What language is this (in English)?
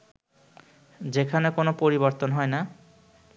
Bangla